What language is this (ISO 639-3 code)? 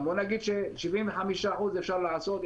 heb